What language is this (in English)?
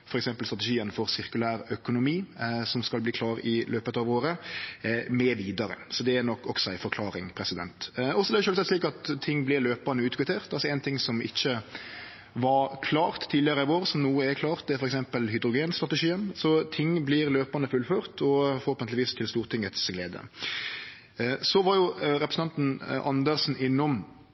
Norwegian Nynorsk